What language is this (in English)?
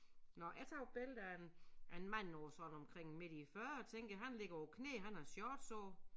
Danish